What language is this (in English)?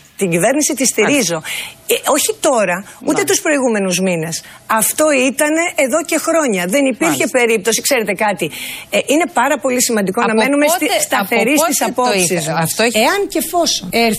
Greek